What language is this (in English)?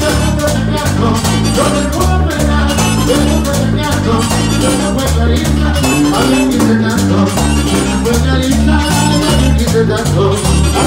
Arabic